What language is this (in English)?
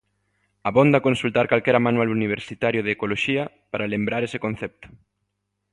Galician